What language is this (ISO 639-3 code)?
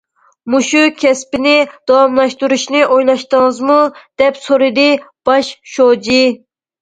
uig